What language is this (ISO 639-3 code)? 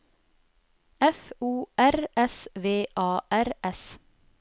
nor